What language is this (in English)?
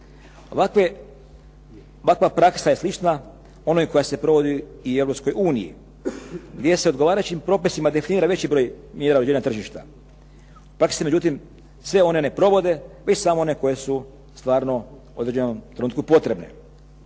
Croatian